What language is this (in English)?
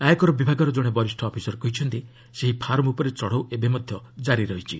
Odia